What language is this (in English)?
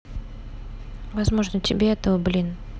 Russian